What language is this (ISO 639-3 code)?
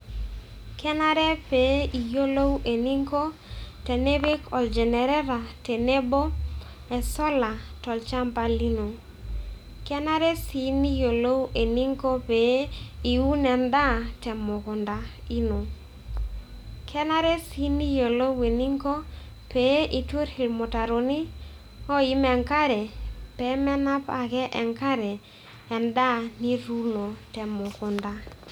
mas